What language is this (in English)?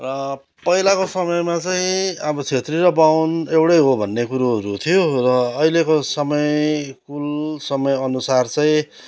Nepali